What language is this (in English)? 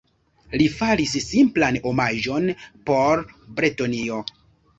Esperanto